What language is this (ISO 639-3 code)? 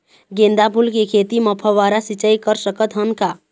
hne